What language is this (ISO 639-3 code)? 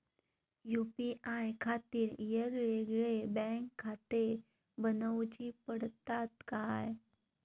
mar